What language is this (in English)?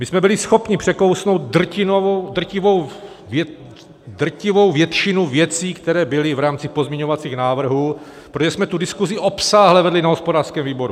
Czech